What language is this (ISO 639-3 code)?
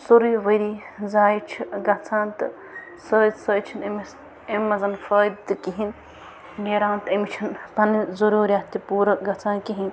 kas